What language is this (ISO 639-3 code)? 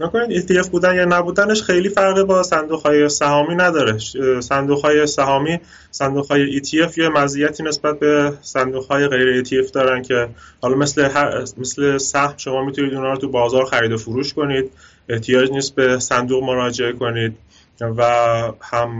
fas